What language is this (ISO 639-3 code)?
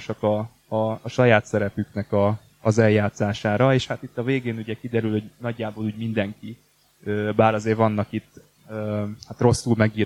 hun